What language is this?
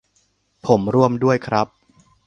Thai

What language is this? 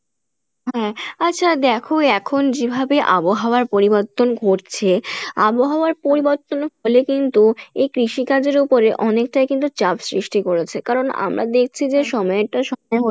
Bangla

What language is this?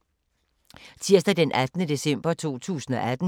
Danish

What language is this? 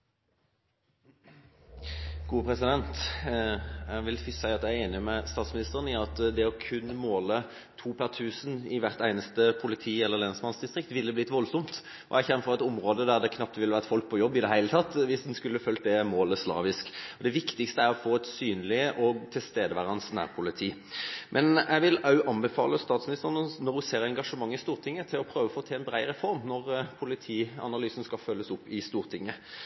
Norwegian Bokmål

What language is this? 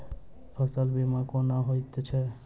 Maithili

